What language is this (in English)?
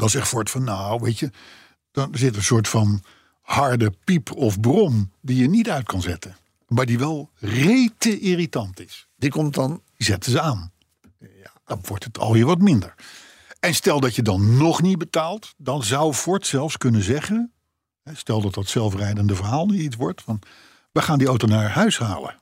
Dutch